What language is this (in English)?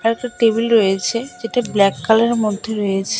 Bangla